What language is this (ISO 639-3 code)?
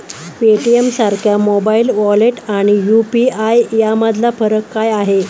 mar